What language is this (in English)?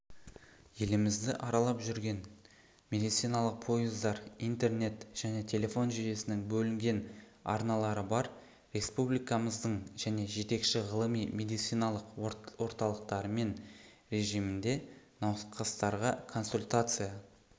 Kazakh